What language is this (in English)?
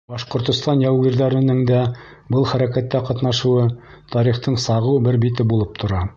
Bashkir